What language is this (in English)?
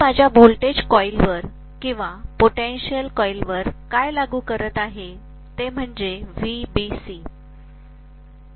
Marathi